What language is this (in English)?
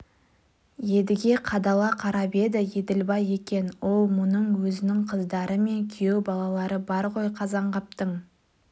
Kazakh